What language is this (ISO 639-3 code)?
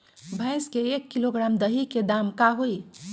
mag